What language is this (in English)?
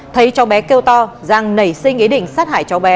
Vietnamese